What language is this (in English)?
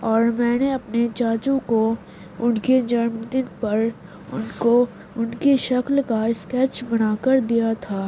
Urdu